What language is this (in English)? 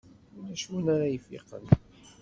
Kabyle